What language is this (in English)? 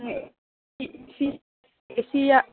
Manipuri